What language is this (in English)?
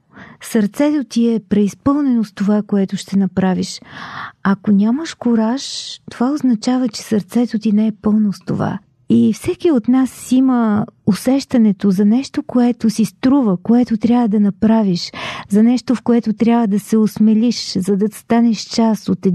Bulgarian